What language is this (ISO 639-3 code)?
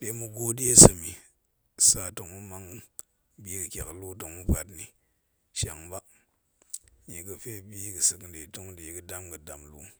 ank